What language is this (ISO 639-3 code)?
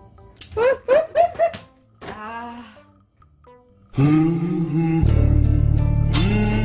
kor